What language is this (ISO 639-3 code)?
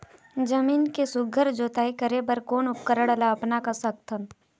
hne